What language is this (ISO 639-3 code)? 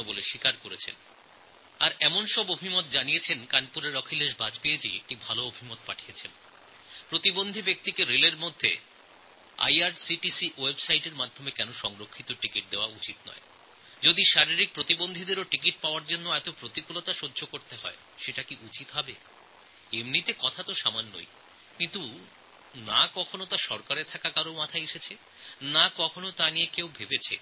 ben